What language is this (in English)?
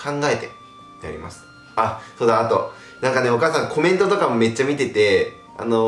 Japanese